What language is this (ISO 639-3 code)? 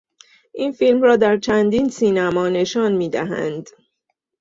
fas